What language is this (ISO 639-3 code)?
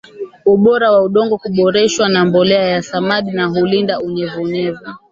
swa